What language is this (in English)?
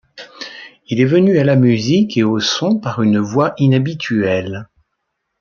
French